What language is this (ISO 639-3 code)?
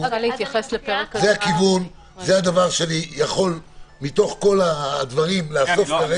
heb